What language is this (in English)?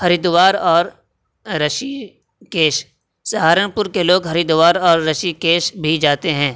Urdu